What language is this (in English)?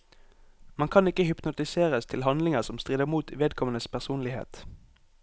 Norwegian